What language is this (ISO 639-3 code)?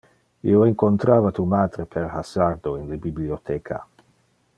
ina